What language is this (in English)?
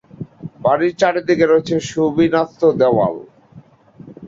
Bangla